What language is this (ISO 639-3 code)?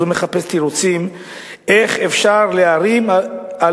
heb